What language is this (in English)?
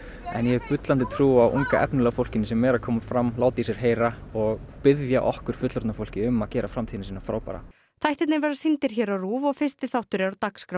Icelandic